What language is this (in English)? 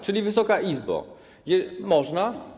Polish